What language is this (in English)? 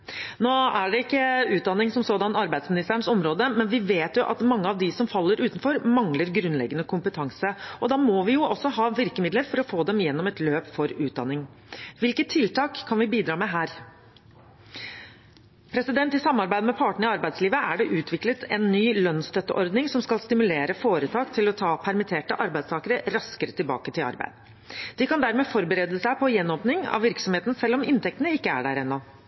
Norwegian Bokmål